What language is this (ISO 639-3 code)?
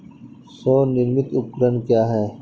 hin